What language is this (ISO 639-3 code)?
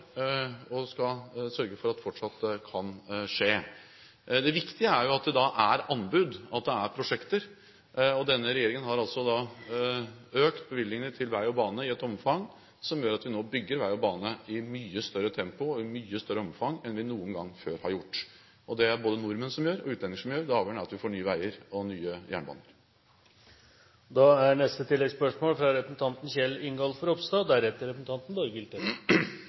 nor